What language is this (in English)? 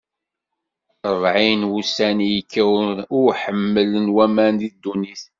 Kabyle